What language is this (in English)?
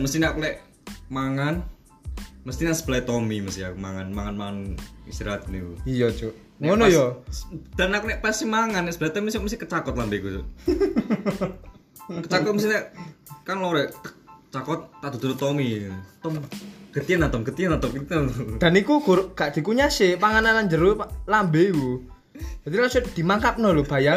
Indonesian